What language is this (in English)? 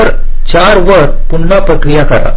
Marathi